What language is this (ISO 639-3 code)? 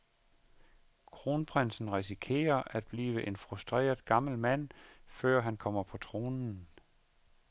dan